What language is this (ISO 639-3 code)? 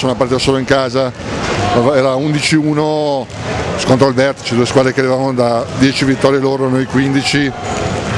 ita